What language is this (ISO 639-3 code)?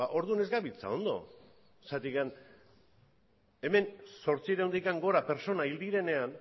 eus